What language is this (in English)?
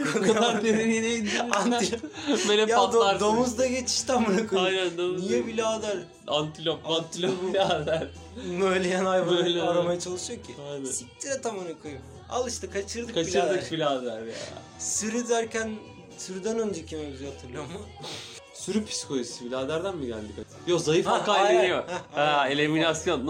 Turkish